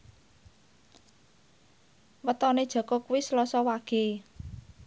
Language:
Javanese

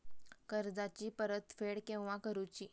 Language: Marathi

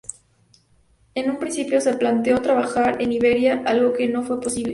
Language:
Spanish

